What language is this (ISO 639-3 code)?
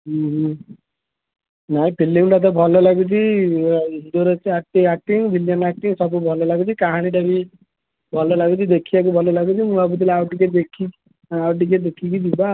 ori